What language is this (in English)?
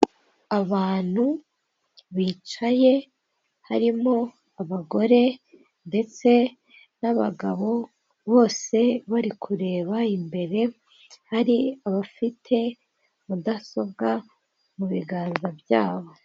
Kinyarwanda